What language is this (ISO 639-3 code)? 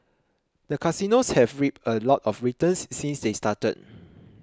eng